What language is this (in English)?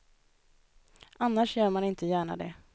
Swedish